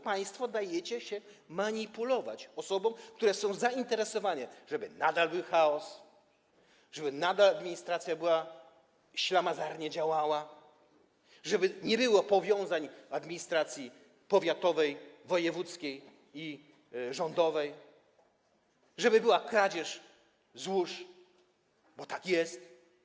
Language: Polish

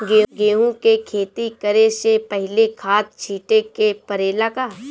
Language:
Bhojpuri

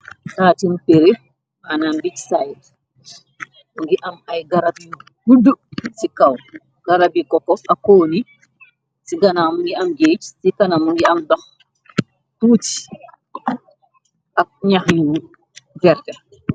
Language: Wolof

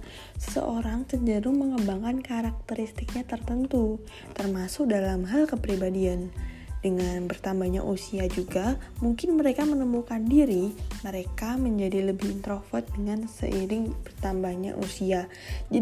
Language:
Indonesian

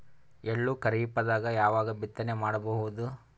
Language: Kannada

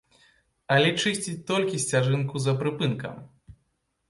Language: Belarusian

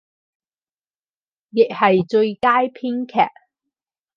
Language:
Cantonese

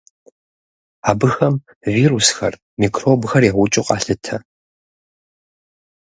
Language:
Kabardian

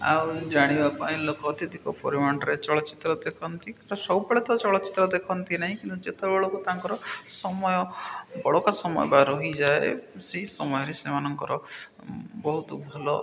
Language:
Odia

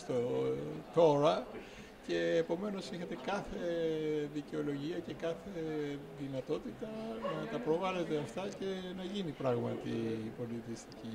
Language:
Greek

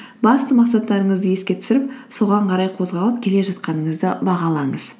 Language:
Kazakh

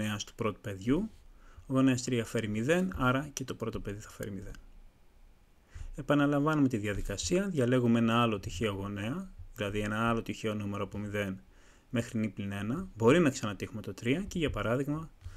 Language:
Greek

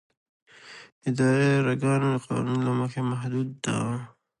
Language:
Pashto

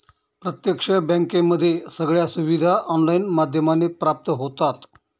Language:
Marathi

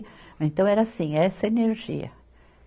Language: Portuguese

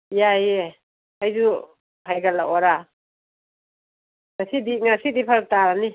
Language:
Manipuri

